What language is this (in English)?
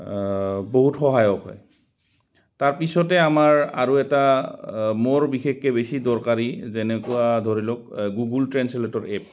Assamese